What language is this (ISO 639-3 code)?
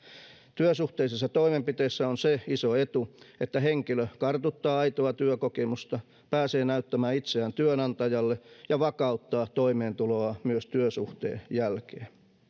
fin